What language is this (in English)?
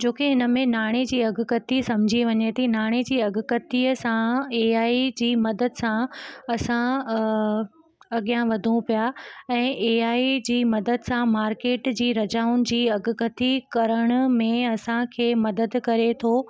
Sindhi